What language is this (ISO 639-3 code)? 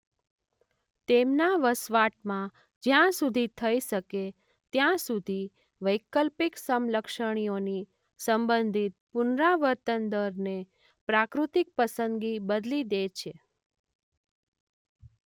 guj